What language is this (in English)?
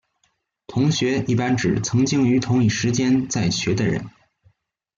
Chinese